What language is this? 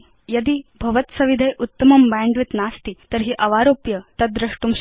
Sanskrit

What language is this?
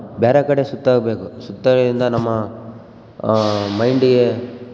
Kannada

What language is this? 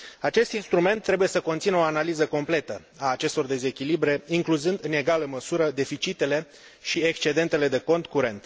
Romanian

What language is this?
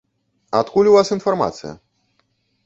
Belarusian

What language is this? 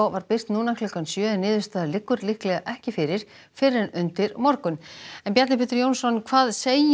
Icelandic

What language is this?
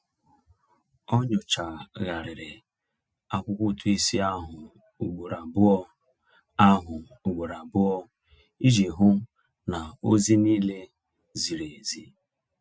Igbo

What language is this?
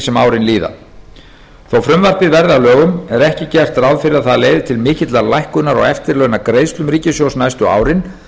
Icelandic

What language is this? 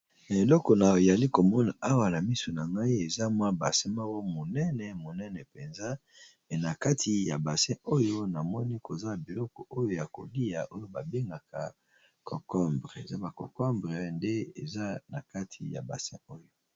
Lingala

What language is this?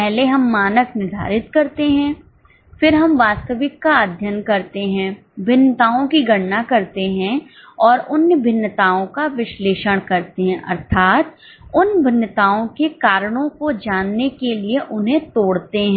Hindi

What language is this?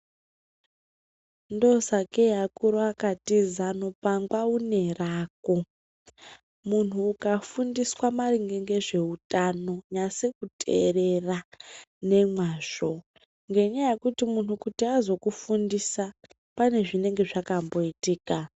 Ndau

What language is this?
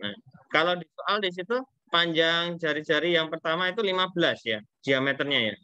Indonesian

